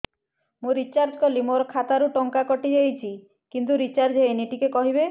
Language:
Odia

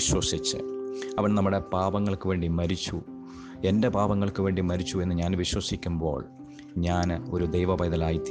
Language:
Malayalam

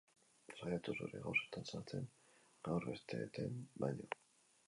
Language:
Basque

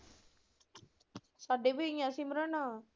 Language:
Punjabi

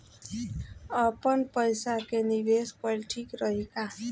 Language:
Bhojpuri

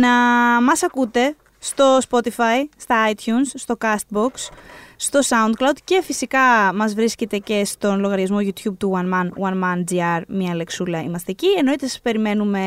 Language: Greek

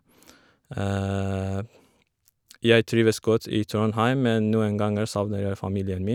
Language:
Norwegian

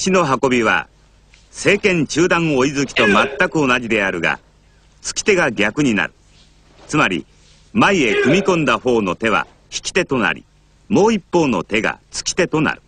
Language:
Japanese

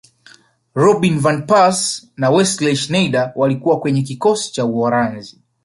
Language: Swahili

